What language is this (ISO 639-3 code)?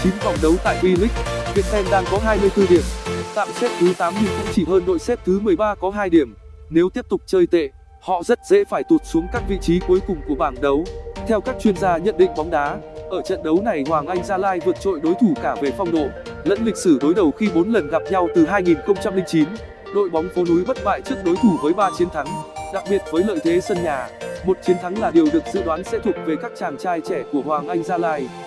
vie